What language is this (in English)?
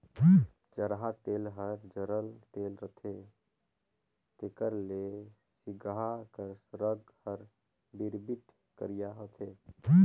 Chhattisgarhi